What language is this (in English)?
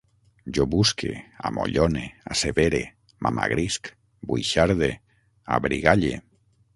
Catalan